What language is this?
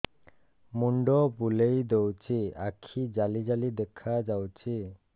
Odia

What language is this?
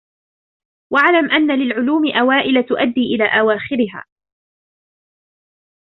Arabic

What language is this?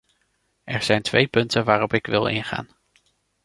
Dutch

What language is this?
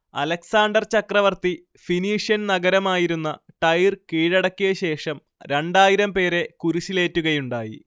Malayalam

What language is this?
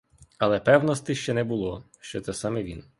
Ukrainian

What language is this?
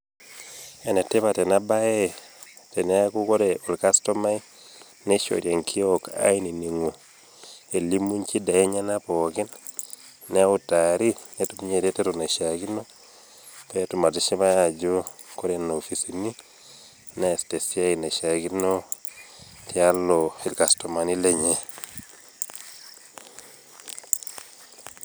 Masai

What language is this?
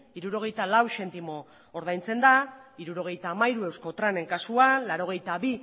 Basque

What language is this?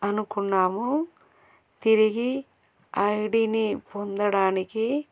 Telugu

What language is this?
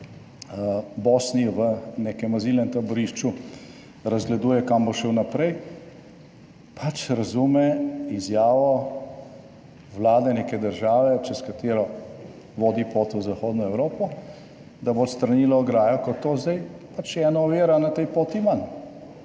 Slovenian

